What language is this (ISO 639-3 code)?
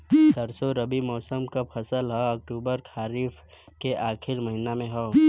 bho